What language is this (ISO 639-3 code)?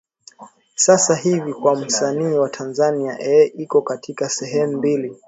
swa